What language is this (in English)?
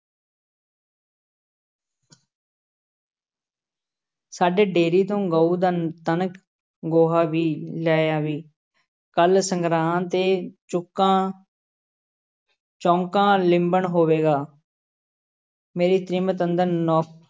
Punjabi